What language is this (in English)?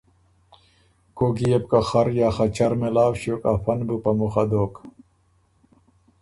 Ormuri